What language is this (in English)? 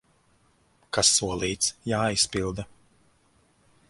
Latvian